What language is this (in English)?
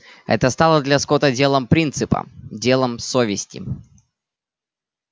Russian